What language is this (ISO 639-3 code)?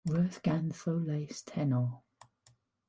cym